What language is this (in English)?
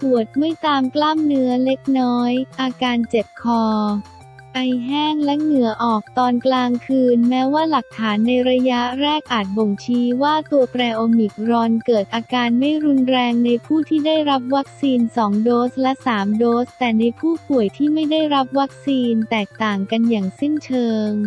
Thai